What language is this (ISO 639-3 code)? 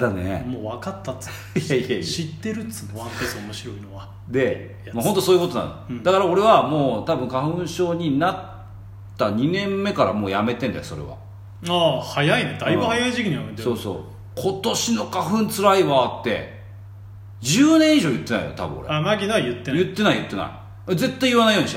jpn